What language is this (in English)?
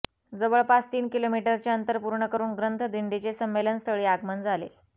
Marathi